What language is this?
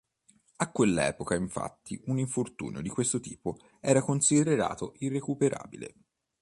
Italian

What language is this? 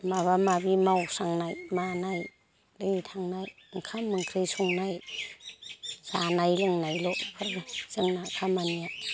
Bodo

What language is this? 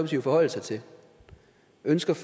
Danish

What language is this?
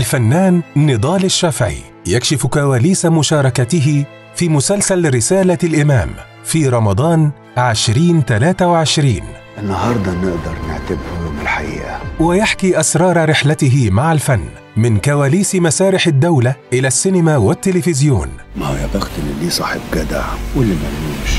Arabic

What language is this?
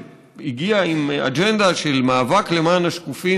Hebrew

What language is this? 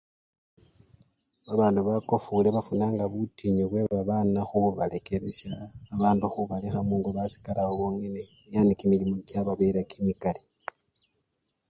Luyia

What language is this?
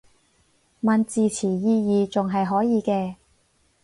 Cantonese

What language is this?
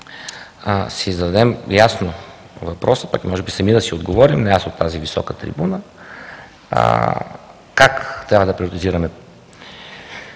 Bulgarian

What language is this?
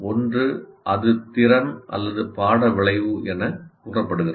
Tamil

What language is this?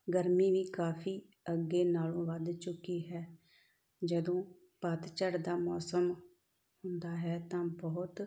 Punjabi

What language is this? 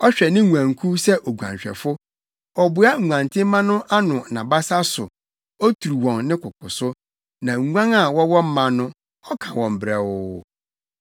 Akan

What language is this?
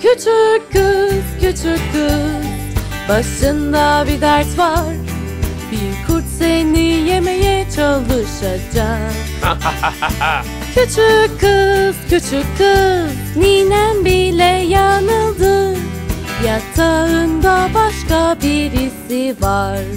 Turkish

